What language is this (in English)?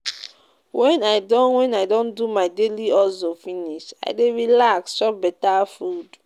Nigerian Pidgin